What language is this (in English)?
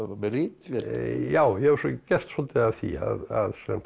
Icelandic